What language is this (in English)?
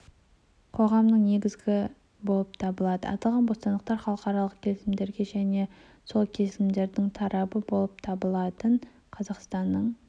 Kazakh